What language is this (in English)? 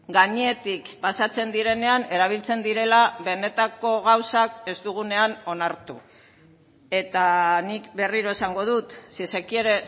Basque